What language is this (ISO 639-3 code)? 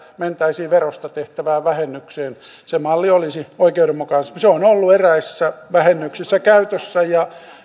fin